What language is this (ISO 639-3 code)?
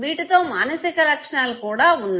tel